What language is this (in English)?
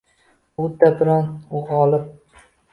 Uzbek